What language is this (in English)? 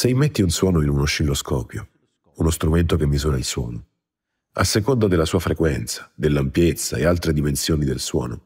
Italian